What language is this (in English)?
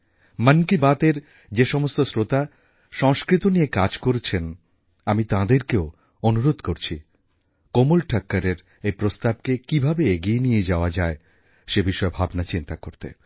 Bangla